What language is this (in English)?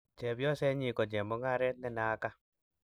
Kalenjin